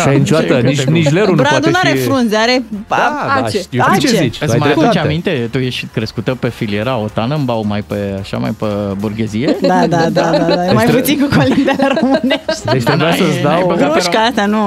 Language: Romanian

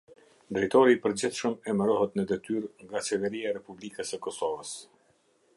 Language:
Albanian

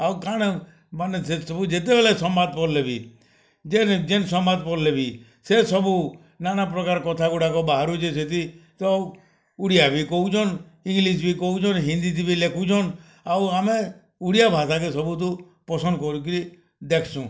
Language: Odia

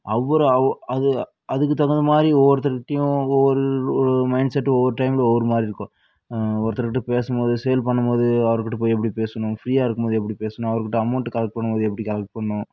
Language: Tamil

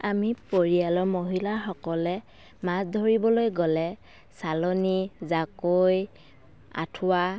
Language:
Assamese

